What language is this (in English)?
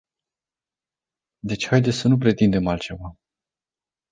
Romanian